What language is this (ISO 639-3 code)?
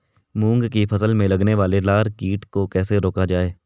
hin